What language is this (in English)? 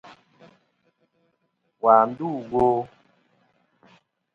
Kom